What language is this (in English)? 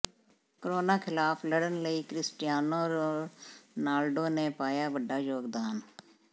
Punjabi